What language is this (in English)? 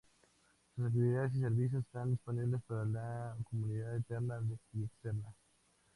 Spanish